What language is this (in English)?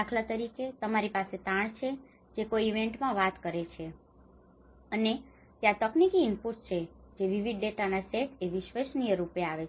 Gujarati